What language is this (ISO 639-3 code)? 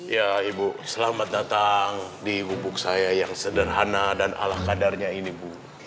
ind